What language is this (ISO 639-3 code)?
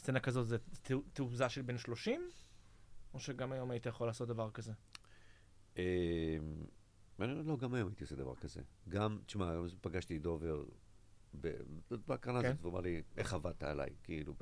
heb